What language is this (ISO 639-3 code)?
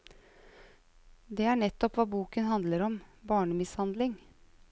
nor